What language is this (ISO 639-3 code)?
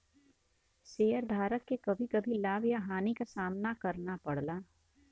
bho